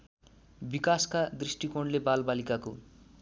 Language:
Nepali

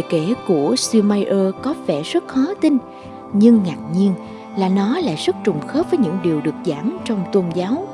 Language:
Vietnamese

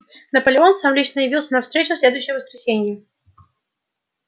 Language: Russian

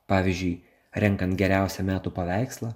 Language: Lithuanian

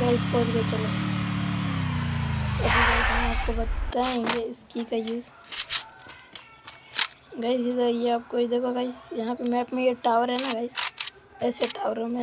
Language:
Romanian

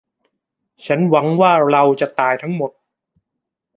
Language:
Thai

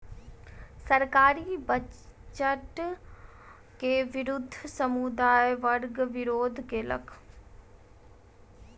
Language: Maithili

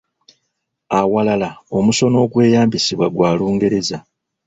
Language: Ganda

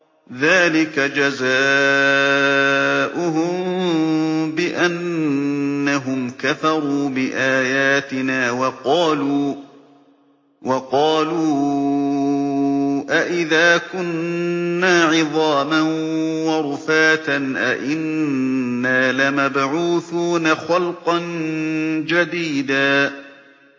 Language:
Arabic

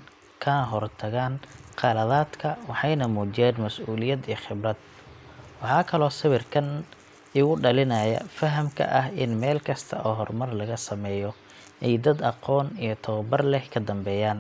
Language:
Somali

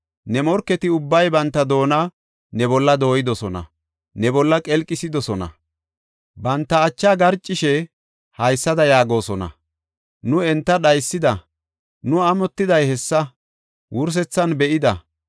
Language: Gofa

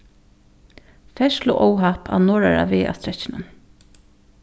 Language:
Faroese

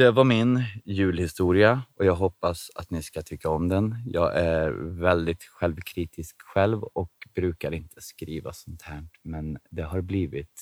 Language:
Swedish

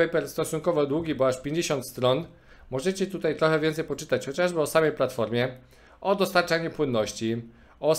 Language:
Polish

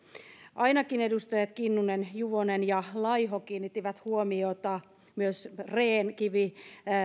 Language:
Finnish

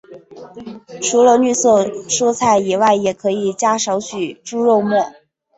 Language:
Chinese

